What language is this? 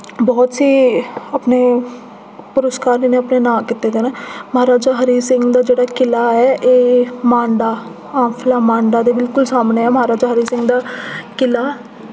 Dogri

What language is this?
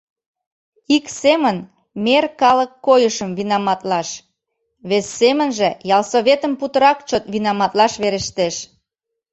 Mari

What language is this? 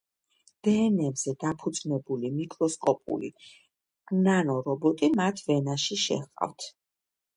Georgian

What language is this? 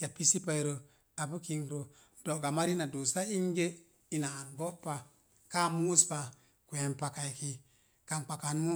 Mom Jango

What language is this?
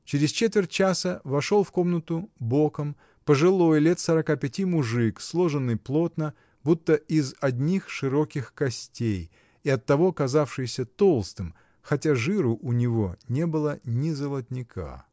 Russian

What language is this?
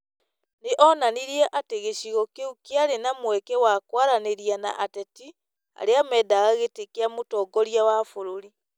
Kikuyu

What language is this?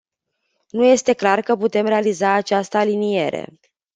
Romanian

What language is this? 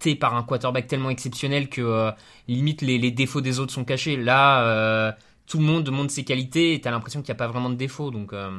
French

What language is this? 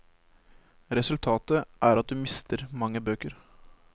Norwegian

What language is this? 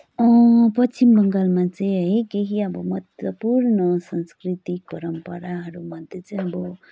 Nepali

